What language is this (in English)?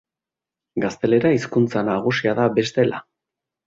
Basque